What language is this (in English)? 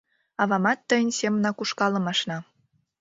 Mari